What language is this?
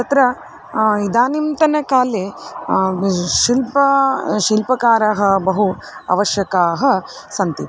Sanskrit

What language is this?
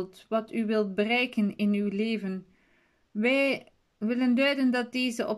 Dutch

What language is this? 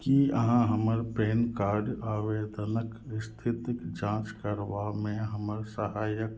Maithili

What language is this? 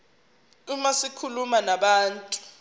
Zulu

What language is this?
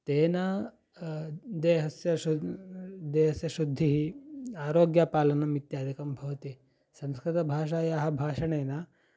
Sanskrit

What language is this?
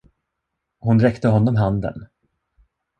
Swedish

